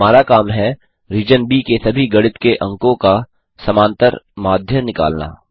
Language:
Hindi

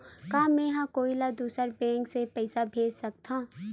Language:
Chhattisgarhi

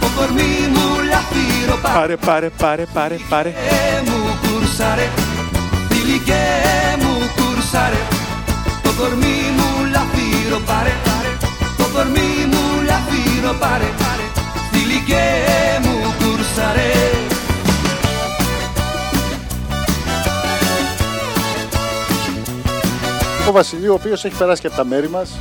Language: Greek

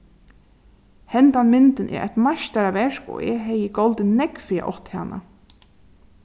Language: Faroese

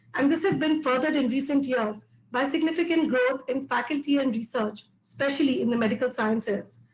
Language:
English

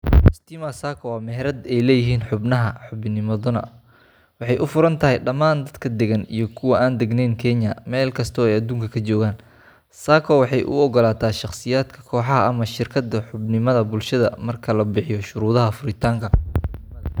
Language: Somali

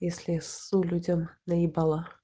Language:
Russian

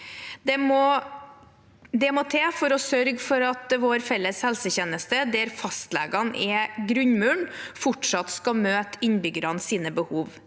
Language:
Norwegian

